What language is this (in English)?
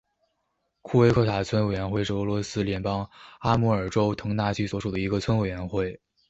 Chinese